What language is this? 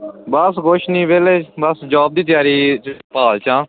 Punjabi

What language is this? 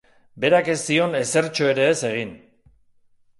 Basque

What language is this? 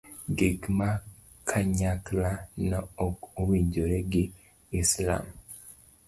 Luo (Kenya and Tanzania)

